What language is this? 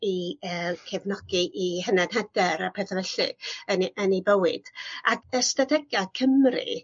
Welsh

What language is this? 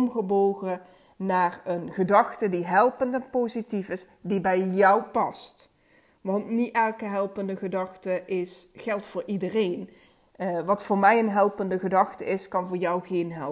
Dutch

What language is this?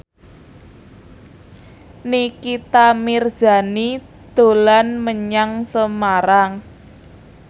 Javanese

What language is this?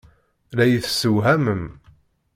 Kabyle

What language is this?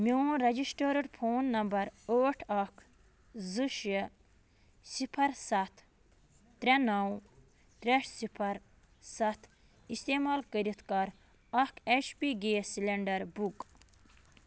Kashmiri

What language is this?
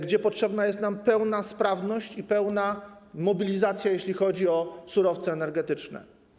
Polish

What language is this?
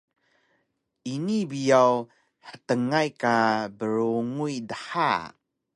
Taroko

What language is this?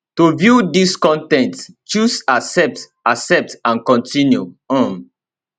Nigerian Pidgin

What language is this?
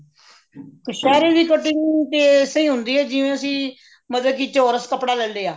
Punjabi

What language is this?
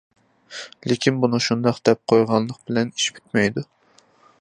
Uyghur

